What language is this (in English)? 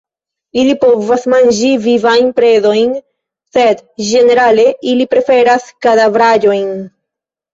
Esperanto